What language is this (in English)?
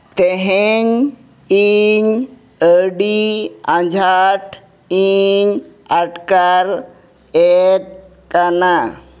Santali